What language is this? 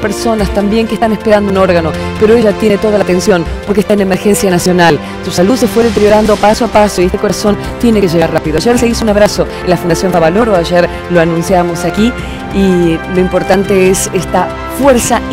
Spanish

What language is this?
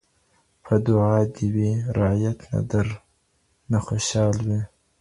Pashto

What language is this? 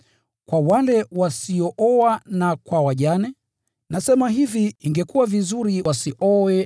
Swahili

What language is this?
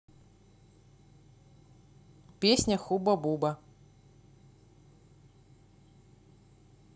Russian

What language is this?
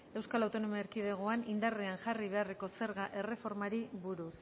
Basque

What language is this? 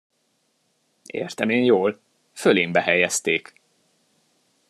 Hungarian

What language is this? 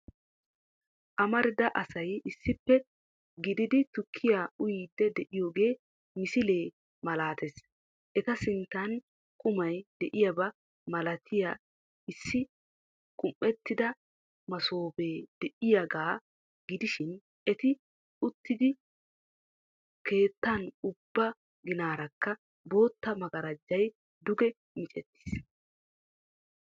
Wolaytta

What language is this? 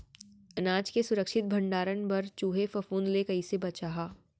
Chhattisgarhi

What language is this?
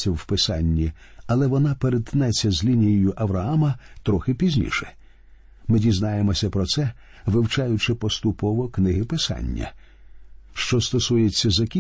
Ukrainian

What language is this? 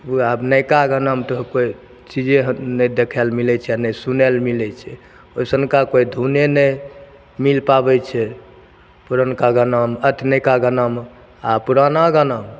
Maithili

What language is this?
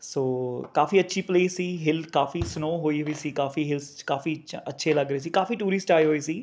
Punjabi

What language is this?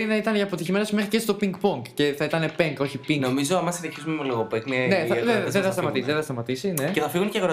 Greek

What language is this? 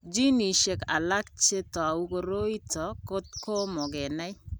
Kalenjin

